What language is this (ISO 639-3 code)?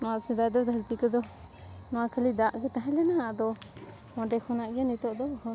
sat